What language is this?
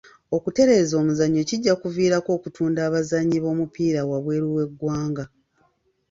Ganda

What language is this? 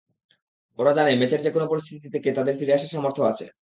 Bangla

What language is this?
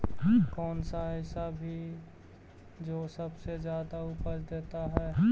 Magahi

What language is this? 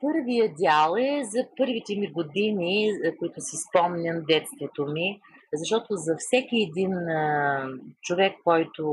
Bulgarian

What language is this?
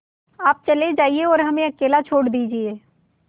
Hindi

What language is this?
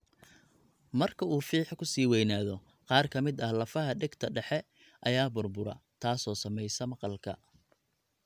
Somali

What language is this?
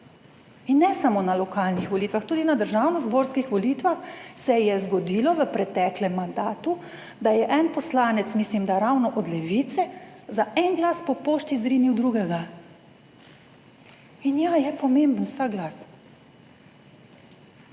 Slovenian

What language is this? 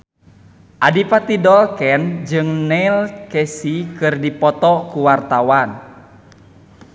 Sundanese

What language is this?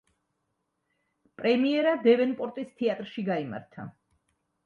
Georgian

